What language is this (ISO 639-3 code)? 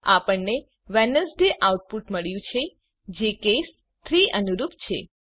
guj